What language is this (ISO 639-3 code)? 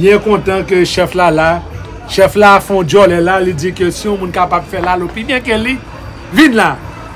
fra